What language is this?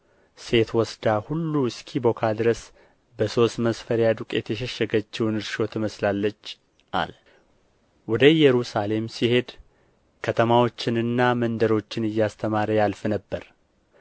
Amharic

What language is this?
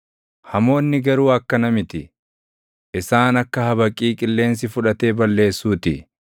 Oromo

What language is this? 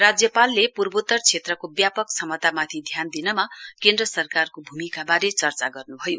Nepali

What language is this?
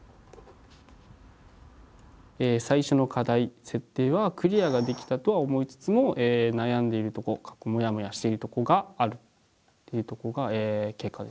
Japanese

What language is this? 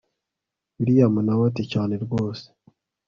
Kinyarwanda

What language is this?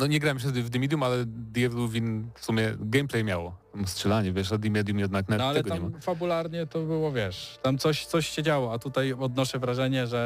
Polish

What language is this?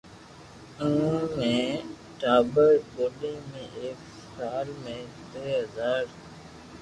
Loarki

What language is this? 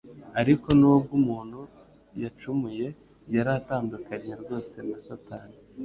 Kinyarwanda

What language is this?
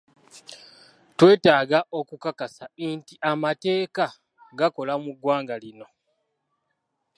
Ganda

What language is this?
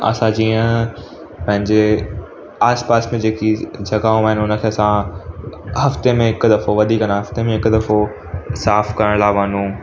Sindhi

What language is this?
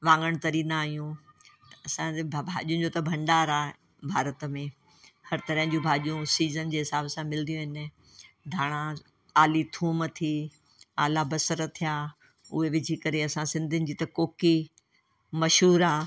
Sindhi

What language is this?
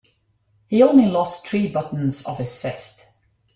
English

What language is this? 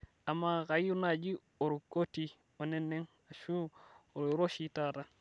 Masai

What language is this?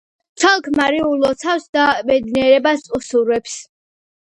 Georgian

